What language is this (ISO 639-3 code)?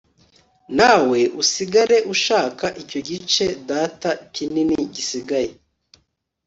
kin